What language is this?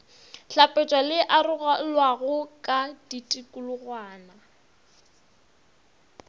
Northern Sotho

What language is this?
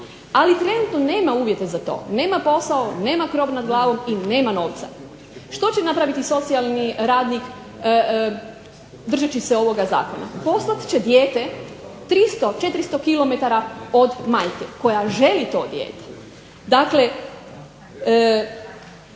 Croatian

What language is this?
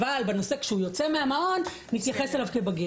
Hebrew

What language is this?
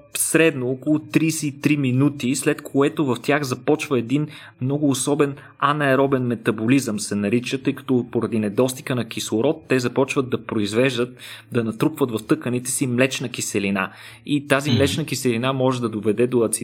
Bulgarian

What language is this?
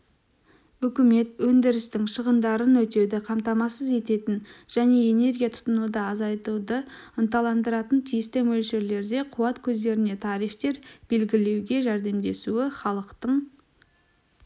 Kazakh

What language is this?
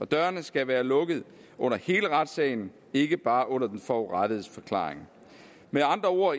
Danish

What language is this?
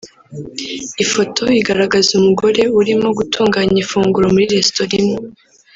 Kinyarwanda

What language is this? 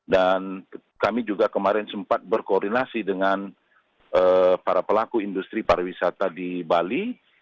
Indonesian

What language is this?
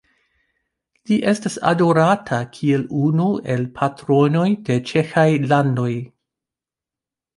Esperanto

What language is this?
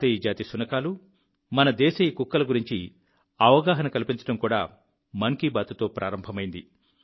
Telugu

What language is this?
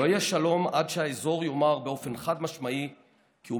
Hebrew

